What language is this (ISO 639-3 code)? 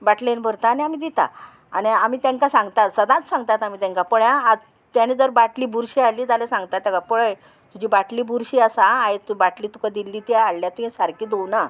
kok